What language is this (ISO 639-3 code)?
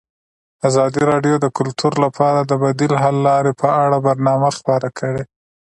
pus